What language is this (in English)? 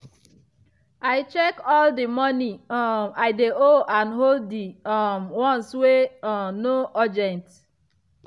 Nigerian Pidgin